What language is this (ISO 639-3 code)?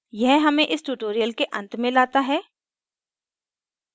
hin